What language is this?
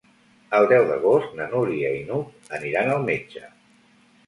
Catalan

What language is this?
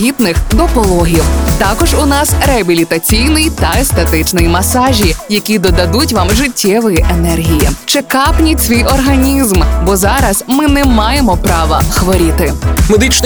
Ukrainian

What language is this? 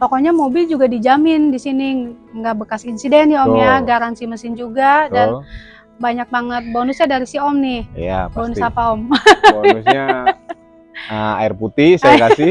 Indonesian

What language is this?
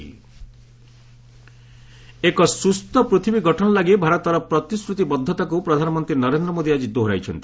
Odia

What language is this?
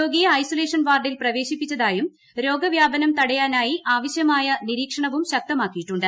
Malayalam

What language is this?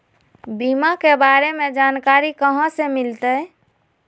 Magahi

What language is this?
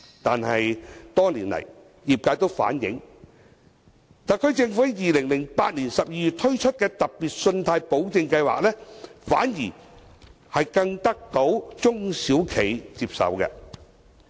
Cantonese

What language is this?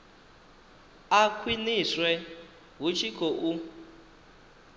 Venda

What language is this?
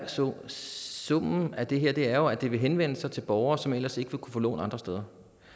Danish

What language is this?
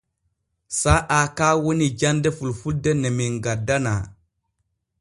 Borgu Fulfulde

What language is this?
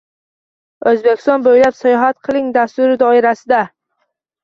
Uzbek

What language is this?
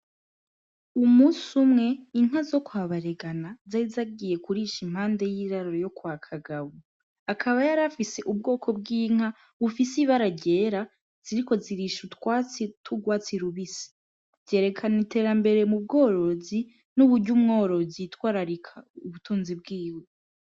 Rundi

